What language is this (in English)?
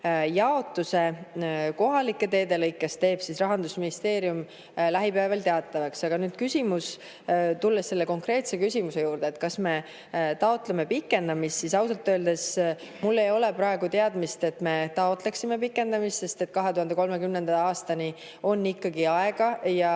Estonian